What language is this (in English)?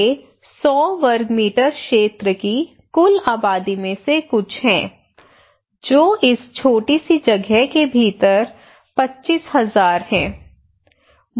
Hindi